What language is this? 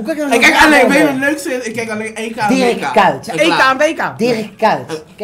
Dutch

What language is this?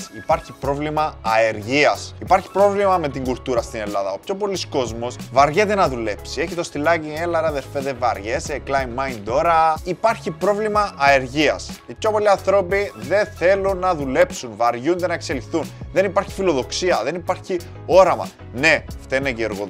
Greek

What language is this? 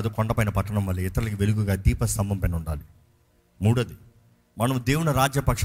Telugu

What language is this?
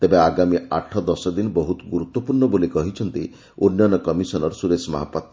Odia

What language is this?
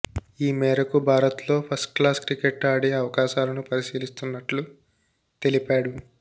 Telugu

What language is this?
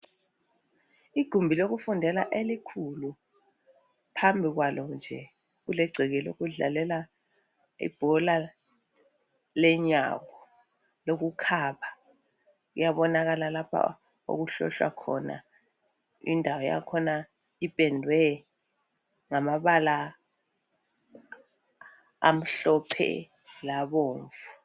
North Ndebele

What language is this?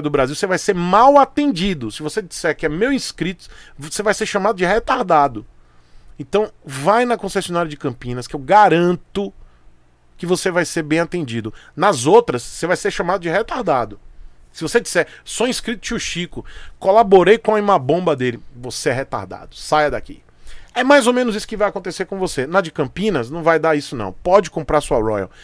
Portuguese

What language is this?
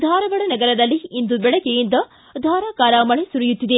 Kannada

